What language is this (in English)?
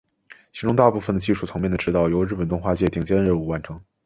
Chinese